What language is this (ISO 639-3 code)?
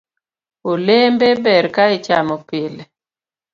luo